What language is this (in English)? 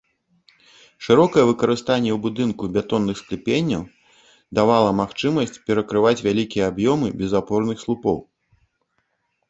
Belarusian